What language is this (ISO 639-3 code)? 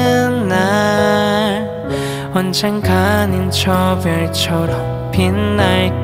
kor